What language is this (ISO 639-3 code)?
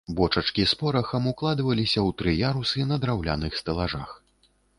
bel